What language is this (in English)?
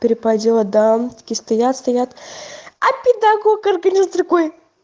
Russian